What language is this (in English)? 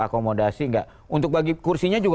Indonesian